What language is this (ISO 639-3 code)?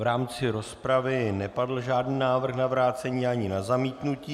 ces